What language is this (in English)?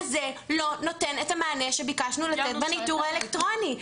Hebrew